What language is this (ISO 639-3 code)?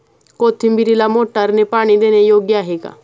mar